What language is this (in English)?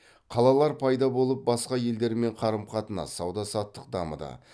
Kazakh